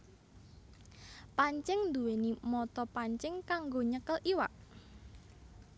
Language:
Javanese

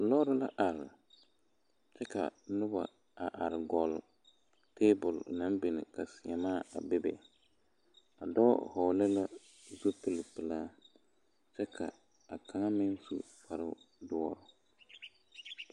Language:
Southern Dagaare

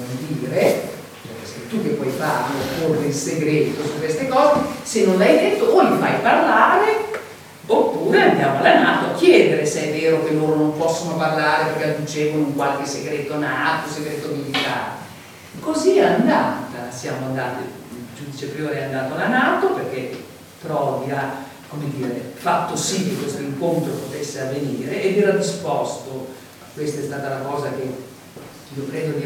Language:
Italian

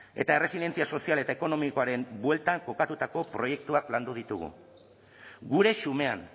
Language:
Basque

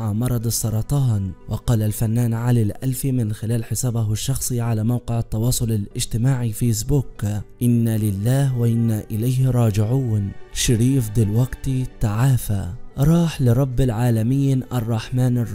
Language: Arabic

